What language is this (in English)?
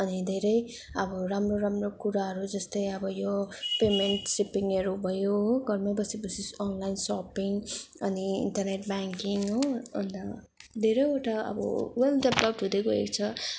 Nepali